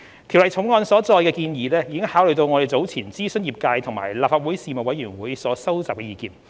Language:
Cantonese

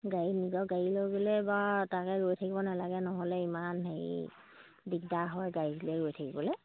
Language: Assamese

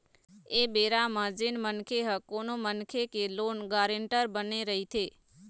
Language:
Chhattisgarhi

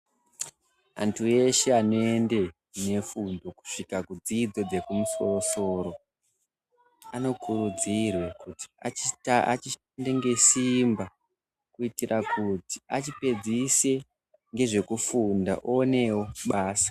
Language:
Ndau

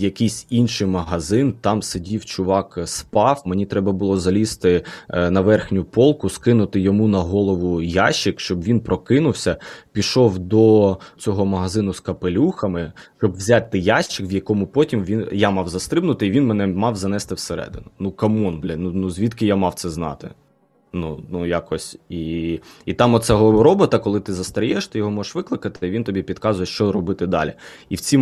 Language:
Ukrainian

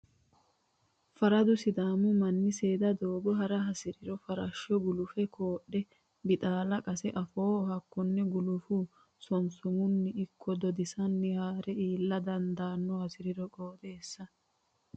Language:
Sidamo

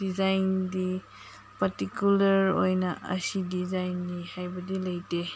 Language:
Manipuri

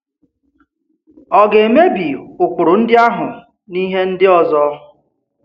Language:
Igbo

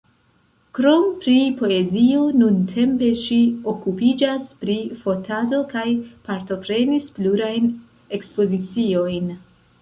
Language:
Esperanto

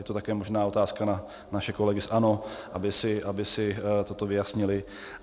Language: Czech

